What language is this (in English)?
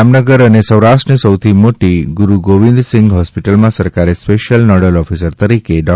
Gujarati